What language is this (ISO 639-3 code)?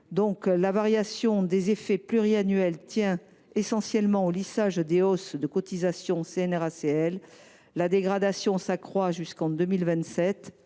fra